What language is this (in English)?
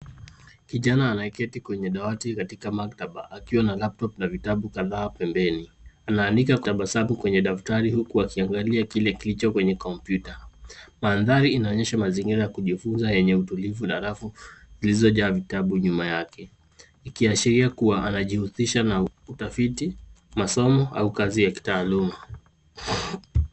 Swahili